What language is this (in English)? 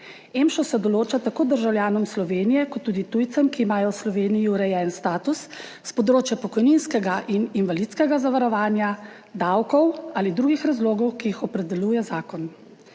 Slovenian